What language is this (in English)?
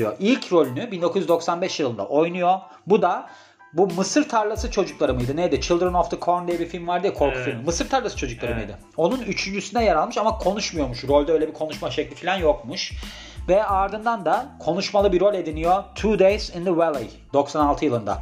Turkish